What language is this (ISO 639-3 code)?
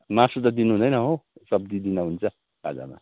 nep